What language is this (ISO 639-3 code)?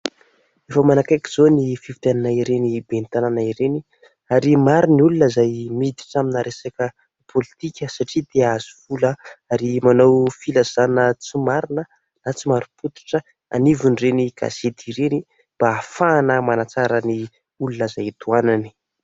mlg